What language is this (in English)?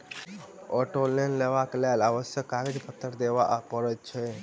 Maithili